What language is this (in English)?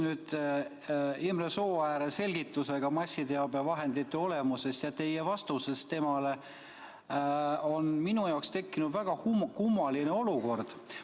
Estonian